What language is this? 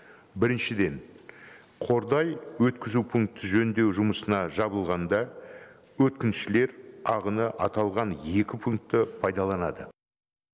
Kazakh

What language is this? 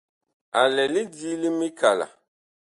Bakoko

